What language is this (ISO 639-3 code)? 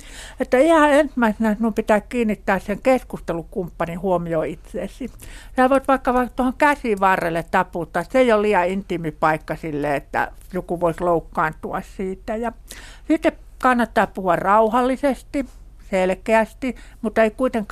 fin